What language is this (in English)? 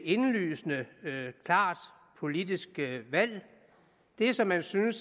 Danish